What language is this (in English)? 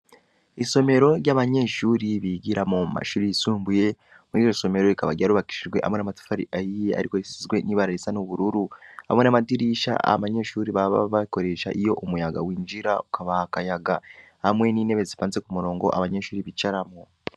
Rundi